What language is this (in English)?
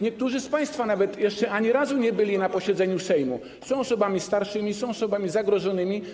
Polish